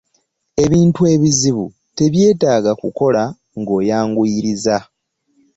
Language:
Ganda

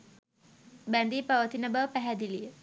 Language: Sinhala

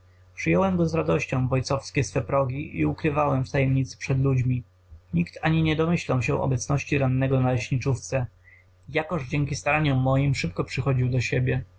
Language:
Polish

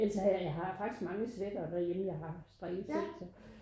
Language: Danish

